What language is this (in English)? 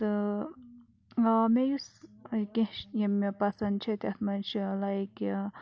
Kashmiri